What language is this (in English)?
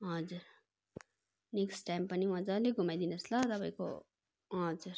Nepali